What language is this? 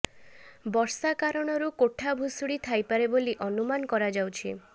Odia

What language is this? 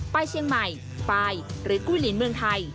Thai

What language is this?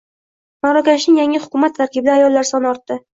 Uzbek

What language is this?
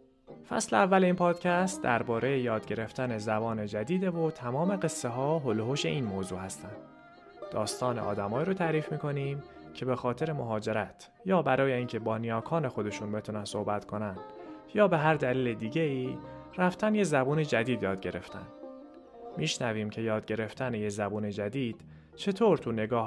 Persian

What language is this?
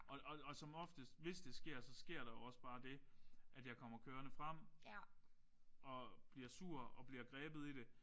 Danish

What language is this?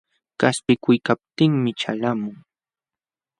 Jauja Wanca Quechua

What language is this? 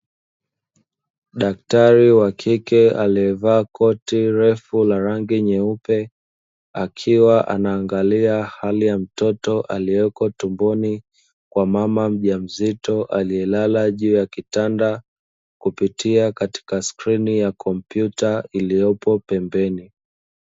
Swahili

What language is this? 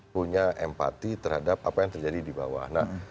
Indonesian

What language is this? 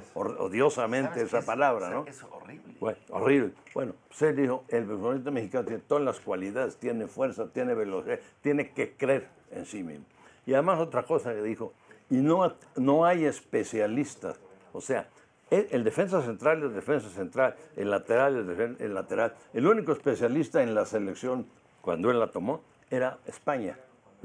Spanish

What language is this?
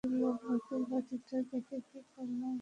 Bangla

